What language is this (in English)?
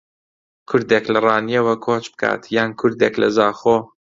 Central Kurdish